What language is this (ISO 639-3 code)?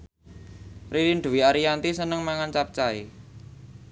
jav